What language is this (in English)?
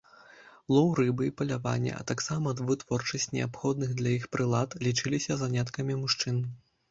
Belarusian